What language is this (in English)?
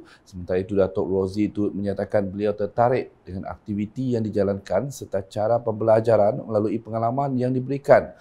Malay